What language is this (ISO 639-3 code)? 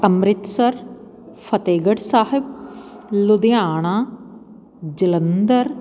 pan